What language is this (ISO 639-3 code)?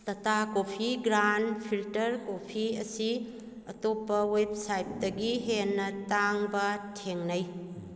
mni